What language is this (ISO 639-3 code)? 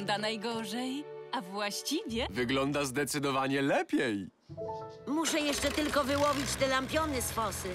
pol